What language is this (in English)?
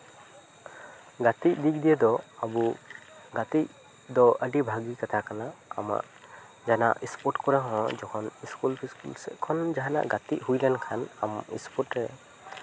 Santali